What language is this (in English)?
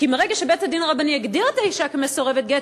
Hebrew